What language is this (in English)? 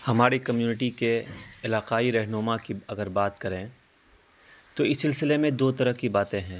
Urdu